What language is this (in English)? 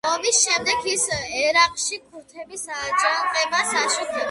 Georgian